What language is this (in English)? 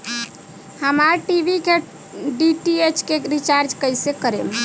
Bhojpuri